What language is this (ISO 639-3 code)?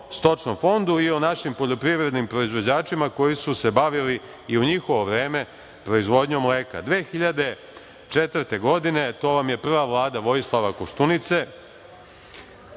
srp